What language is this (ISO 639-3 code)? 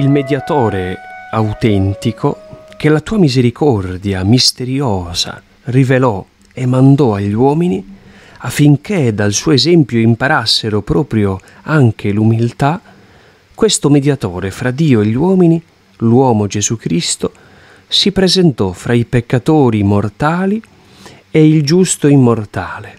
ita